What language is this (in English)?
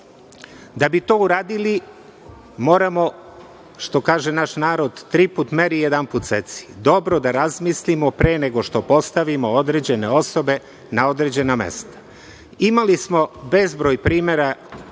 Serbian